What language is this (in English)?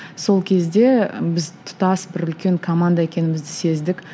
Kazakh